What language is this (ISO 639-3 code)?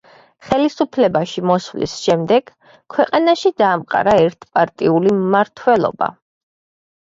kat